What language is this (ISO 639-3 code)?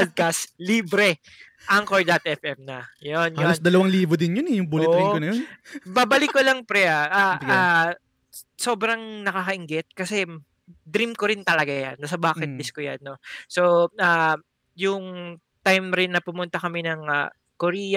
fil